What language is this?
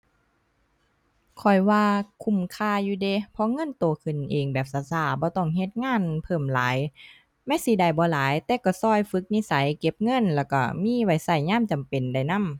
Thai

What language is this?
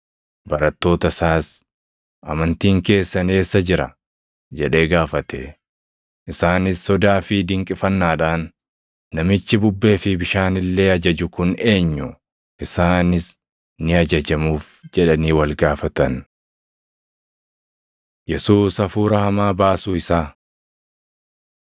Oromo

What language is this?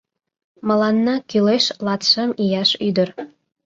Mari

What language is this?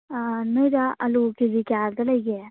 Manipuri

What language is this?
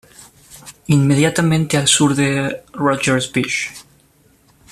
Spanish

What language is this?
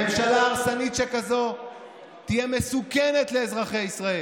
Hebrew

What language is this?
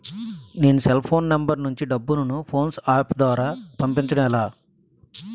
Telugu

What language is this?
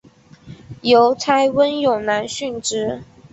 Chinese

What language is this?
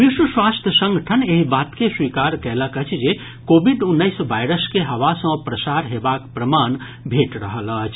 Maithili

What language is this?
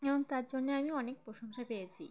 Bangla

